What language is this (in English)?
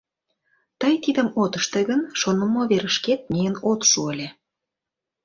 Mari